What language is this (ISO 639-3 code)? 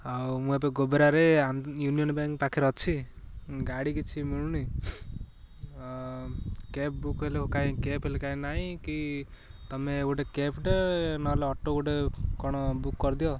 ori